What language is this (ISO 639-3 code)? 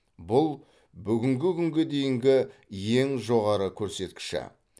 kaz